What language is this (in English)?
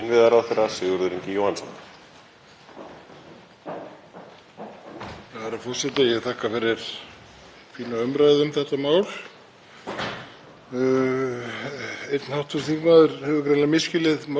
Icelandic